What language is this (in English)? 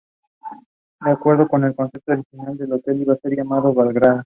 Spanish